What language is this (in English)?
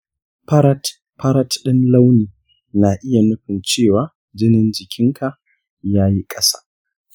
Hausa